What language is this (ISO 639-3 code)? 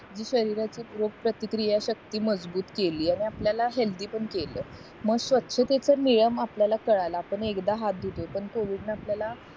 mar